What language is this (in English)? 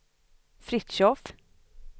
Swedish